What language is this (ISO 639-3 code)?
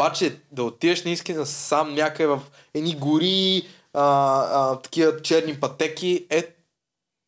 bul